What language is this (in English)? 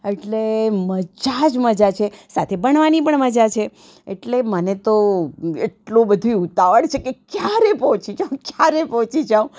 Gujarati